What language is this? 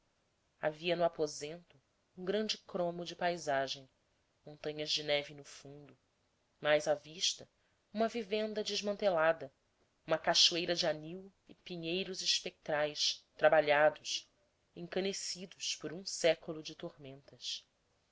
Portuguese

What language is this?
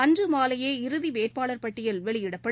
Tamil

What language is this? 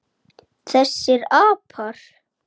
Icelandic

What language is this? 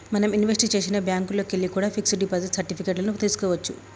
Telugu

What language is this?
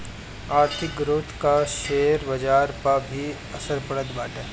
Bhojpuri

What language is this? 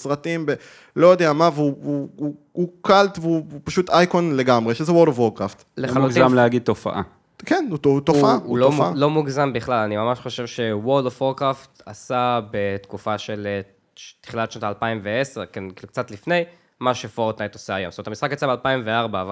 Hebrew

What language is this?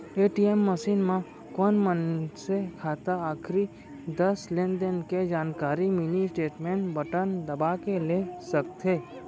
Chhattisgarhi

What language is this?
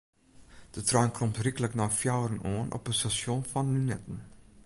Western Frisian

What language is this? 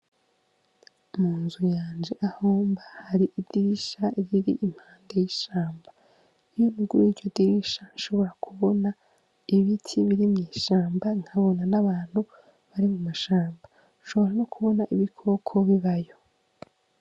Rundi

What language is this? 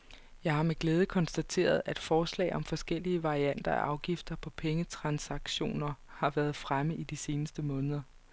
Danish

